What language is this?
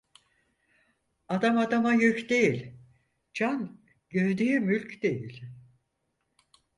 Turkish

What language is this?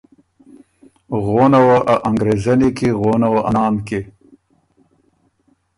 Ormuri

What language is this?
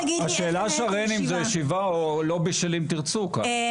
Hebrew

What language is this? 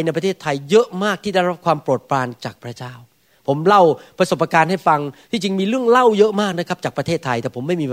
Thai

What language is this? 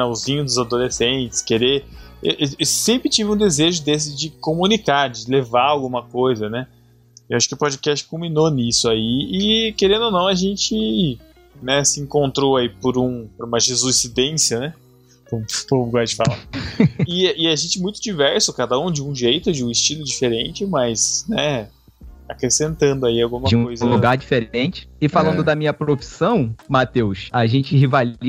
Portuguese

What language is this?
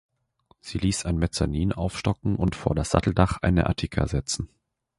German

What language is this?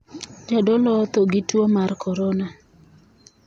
Luo (Kenya and Tanzania)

